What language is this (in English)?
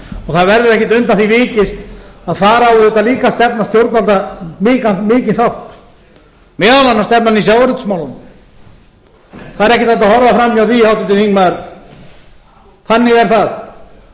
Icelandic